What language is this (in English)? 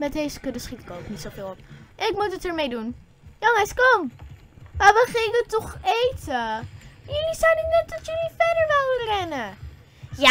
Dutch